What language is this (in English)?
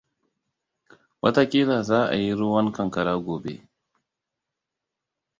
Hausa